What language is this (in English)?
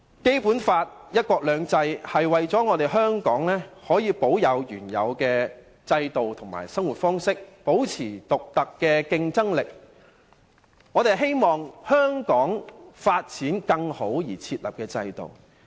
Cantonese